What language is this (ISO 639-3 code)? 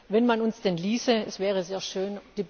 deu